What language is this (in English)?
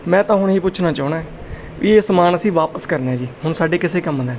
Punjabi